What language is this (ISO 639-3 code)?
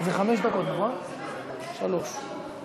heb